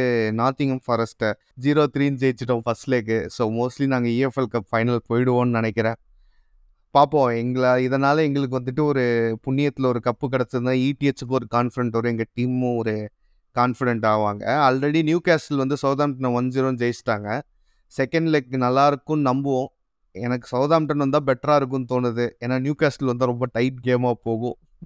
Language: Tamil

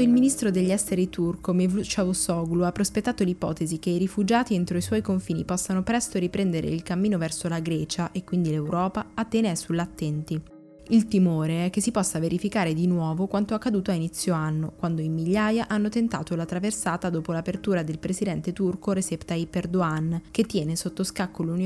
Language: Italian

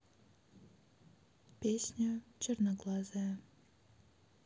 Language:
Russian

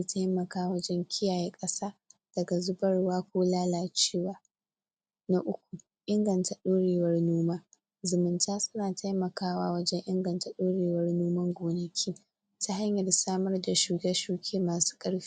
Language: Hausa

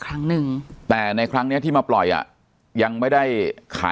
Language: Thai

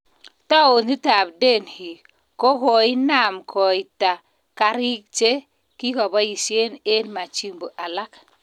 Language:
Kalenjin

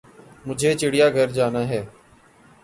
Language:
Urdu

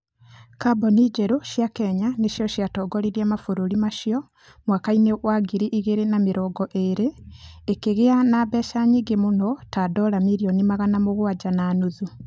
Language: Kikuyu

